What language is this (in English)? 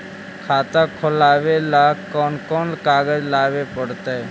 Magahi